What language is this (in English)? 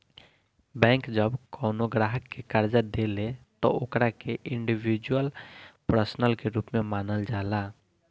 Bhojpuri